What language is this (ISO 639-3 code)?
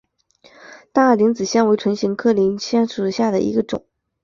zho